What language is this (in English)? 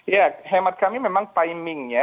Indonesian